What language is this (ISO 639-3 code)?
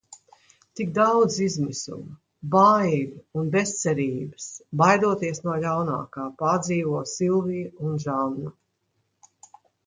lav